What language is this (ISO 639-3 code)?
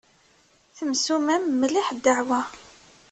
kab